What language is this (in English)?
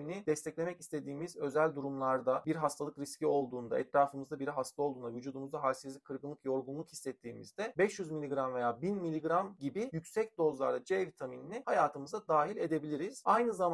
Turkish